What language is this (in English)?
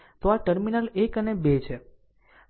Gujarati